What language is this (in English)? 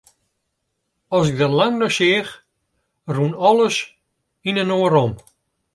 Western Frisian